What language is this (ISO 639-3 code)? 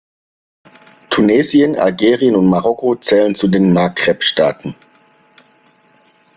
deu